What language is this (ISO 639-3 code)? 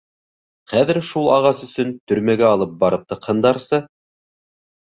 bak